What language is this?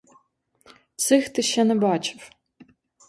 Ukrainian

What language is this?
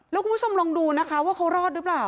Thai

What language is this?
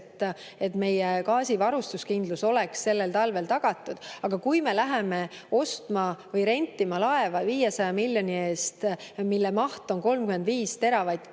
Estonian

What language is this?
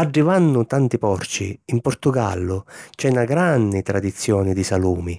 Sicilian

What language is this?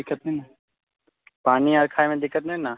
Maithili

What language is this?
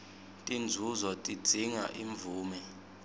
Swati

